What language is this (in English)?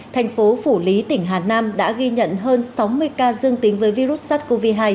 Vietnamese